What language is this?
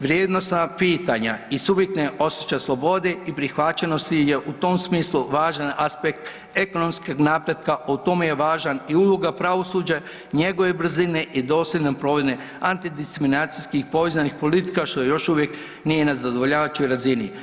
Croatian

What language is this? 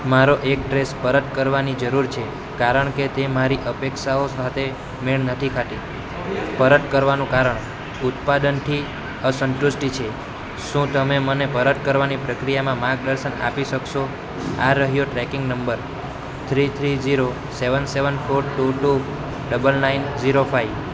Gujarati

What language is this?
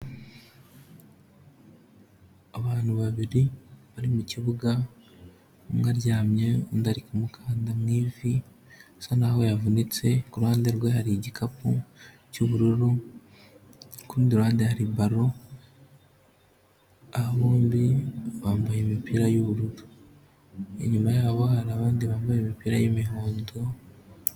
Kinyarwanda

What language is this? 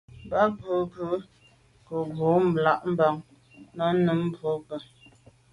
Medumba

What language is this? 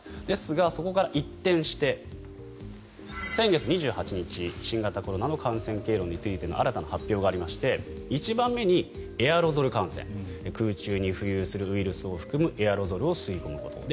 Japanese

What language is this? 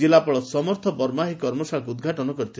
Odia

